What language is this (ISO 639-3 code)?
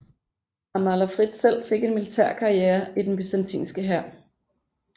dan